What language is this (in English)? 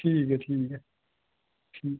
Dogri